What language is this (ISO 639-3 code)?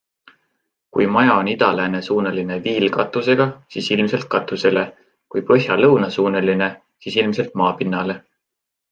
est